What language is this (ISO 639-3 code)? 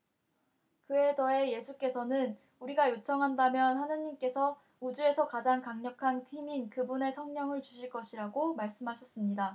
kor